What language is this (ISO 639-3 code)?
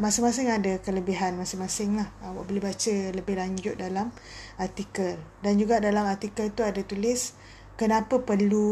msa